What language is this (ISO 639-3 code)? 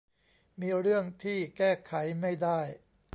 tha